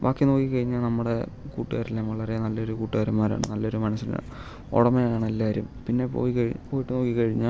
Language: Malayalam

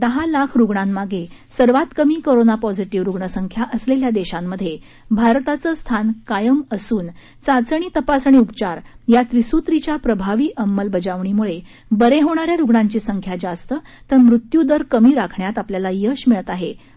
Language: Marathi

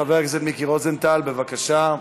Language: Hebrew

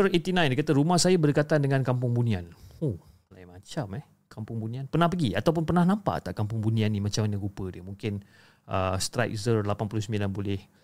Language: Malay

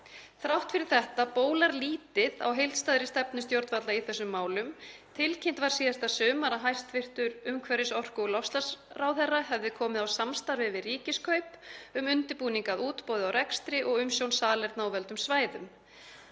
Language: Icelandic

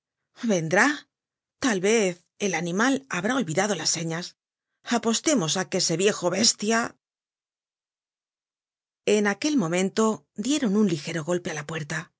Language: Spanish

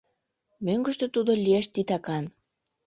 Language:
Mari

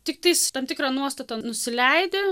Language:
Lithuanian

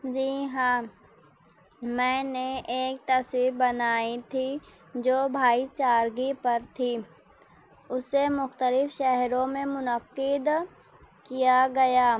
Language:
Urdu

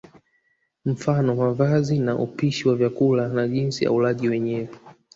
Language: Swahili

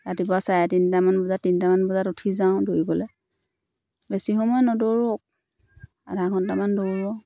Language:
Assamese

